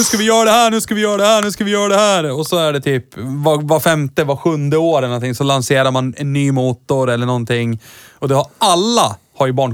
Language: Swedish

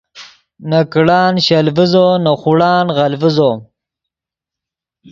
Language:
Yidgha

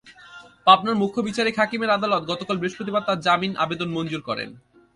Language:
Bangla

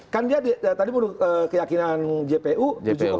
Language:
Indonesian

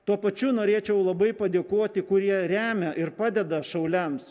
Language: Lithuanian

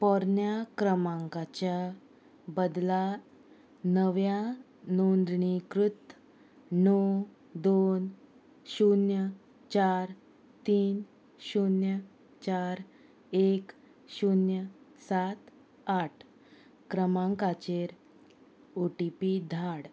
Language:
Konkani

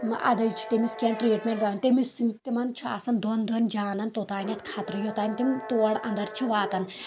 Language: Kashmiri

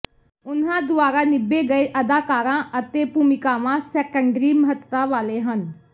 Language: Punjabi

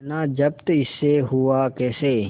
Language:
Hindi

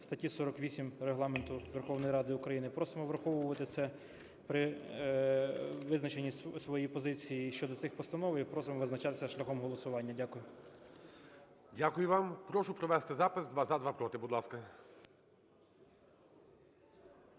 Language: Ukrainian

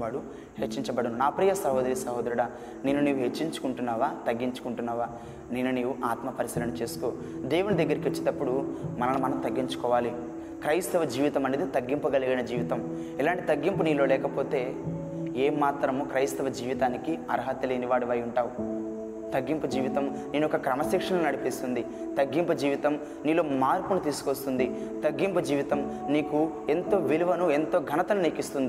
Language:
Telugu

